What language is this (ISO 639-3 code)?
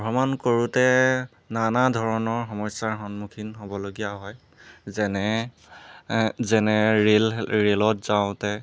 asm